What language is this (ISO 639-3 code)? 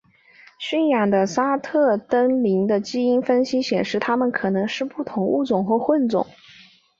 zho